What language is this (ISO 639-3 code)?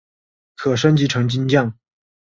zho